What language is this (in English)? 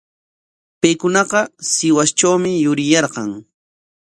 Corongo Ancash Quechua